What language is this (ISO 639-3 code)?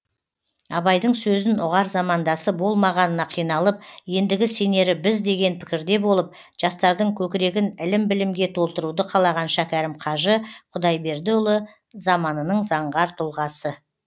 kaz